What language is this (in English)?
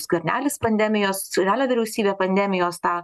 Lithuanian